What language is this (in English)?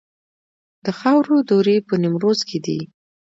Pashto